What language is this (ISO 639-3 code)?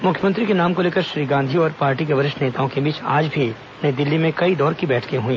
hin